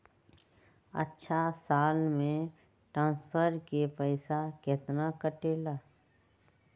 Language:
Magahi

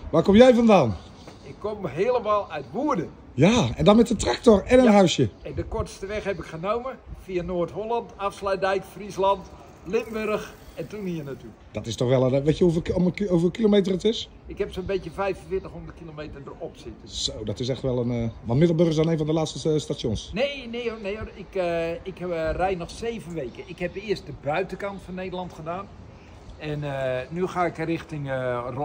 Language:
Dutch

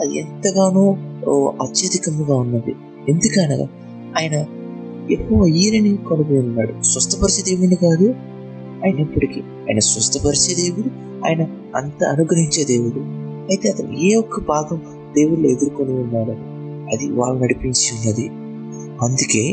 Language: Telugu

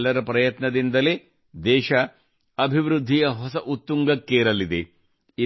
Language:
Kannada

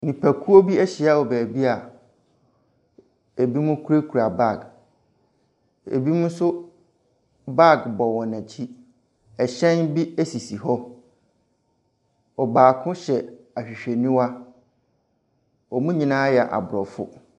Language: Akan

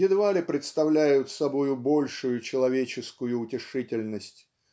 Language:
Russian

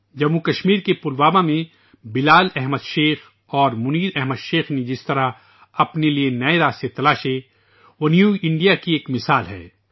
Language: Urdu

